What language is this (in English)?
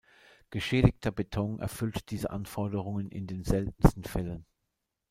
German